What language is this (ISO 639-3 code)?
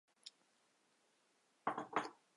zho